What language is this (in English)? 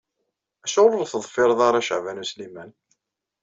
Kabyle